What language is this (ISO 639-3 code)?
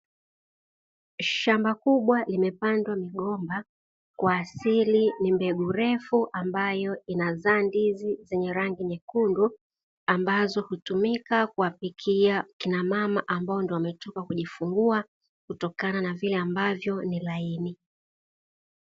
swa